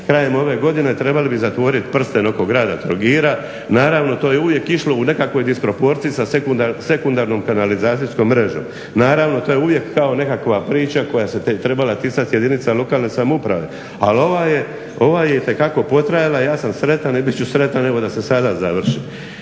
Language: Croatian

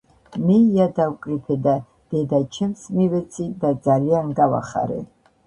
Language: Georgian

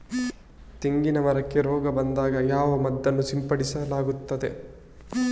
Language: Kannada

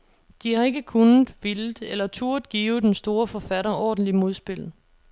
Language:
Danish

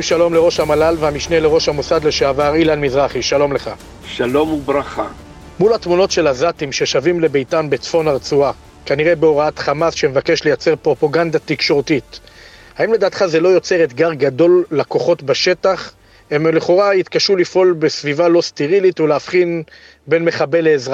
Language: Hebrew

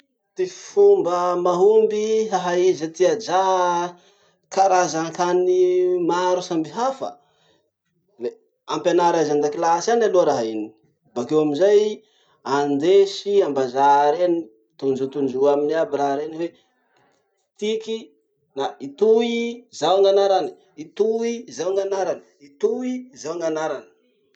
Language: Masikoro Malagasy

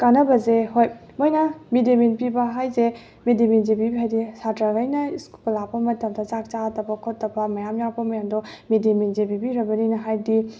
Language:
Manipuri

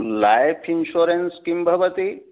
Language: Sanskrit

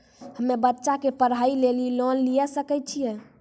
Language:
Maithili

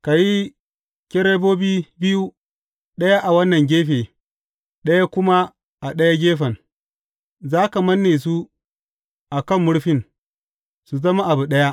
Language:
Hausa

